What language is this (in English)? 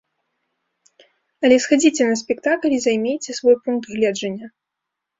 Belarusian